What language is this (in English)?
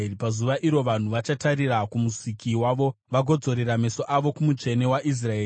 Shona